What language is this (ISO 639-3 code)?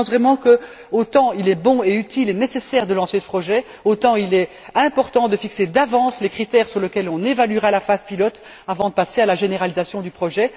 fra